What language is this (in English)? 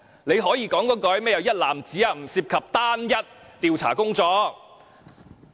Cantonese